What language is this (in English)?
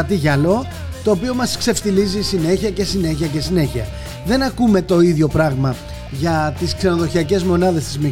Greek